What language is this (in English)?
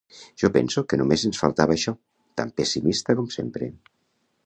Catalan